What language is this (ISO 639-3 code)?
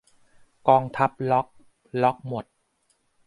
tha